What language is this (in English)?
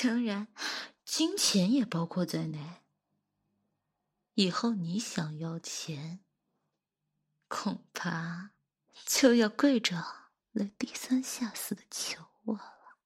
Chinese